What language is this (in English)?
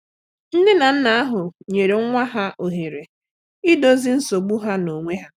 Igbo